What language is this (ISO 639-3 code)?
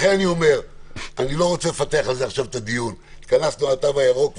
heb